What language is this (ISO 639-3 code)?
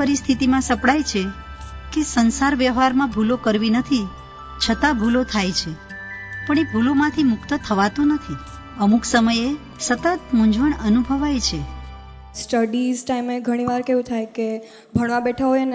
guj